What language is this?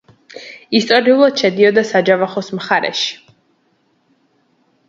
Georgian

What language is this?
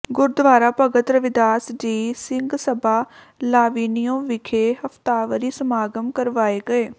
Punjabi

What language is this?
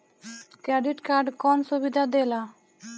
Bhojpuri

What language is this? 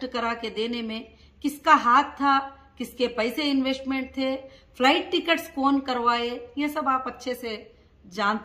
Hindi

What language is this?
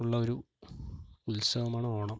Malayalam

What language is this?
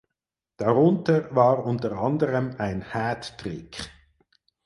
German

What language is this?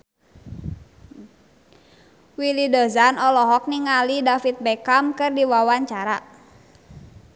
Sundanese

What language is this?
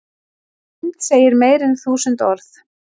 Icelandic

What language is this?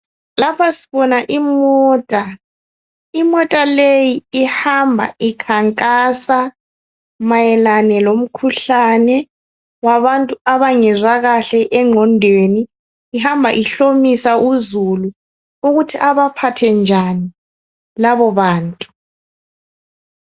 North Ndebele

